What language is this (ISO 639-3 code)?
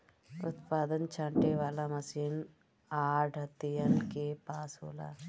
bho